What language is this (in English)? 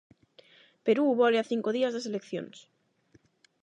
Galician